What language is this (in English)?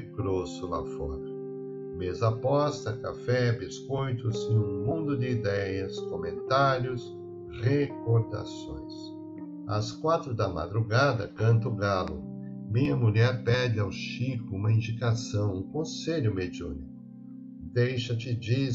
Portuguese